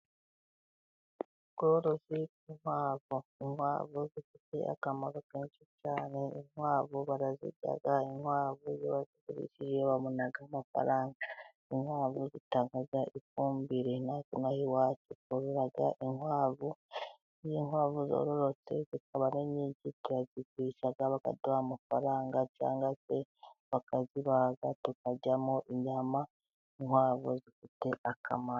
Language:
Kinyarwanda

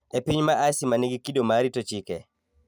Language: Luo (Kenya and Tanzania)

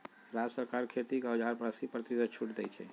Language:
Magahi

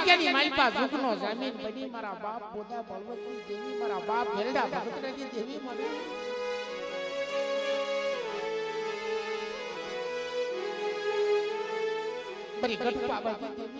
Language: Thai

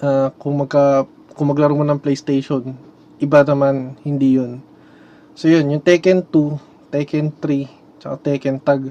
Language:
Filipino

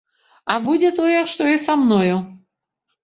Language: Belarusian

